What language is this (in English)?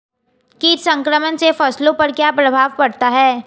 Hindi